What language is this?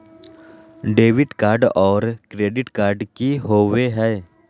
Magahi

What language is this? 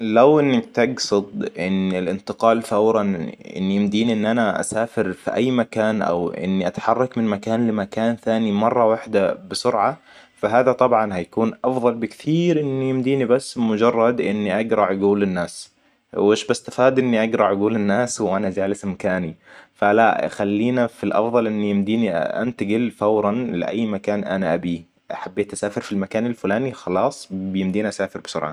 Hijazi Arabic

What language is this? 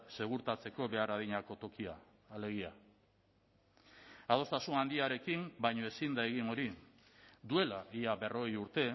Basque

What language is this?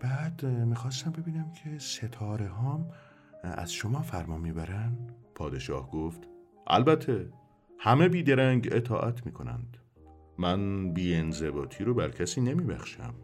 Persian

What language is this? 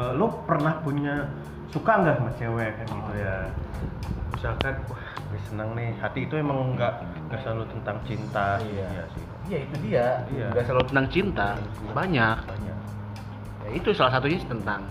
Indonesian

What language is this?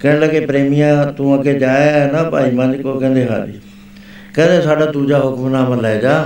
Punjabi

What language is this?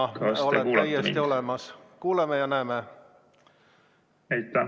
Estonian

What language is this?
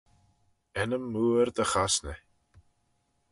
Manx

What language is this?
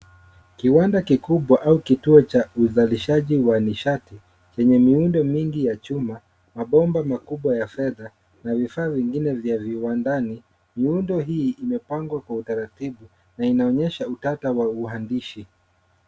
Swahili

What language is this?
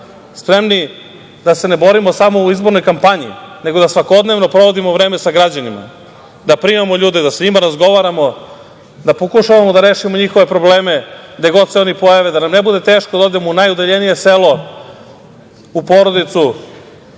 Serbian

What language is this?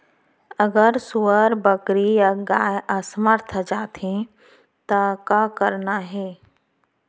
Chhattisgarhi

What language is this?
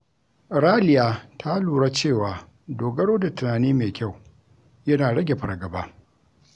Hausa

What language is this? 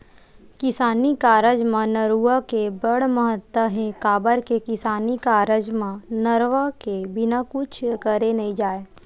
Chhattisgarhi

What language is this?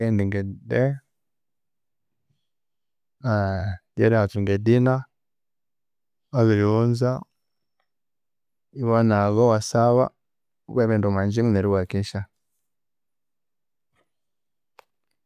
Konzo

